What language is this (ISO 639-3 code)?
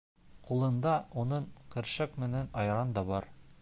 bak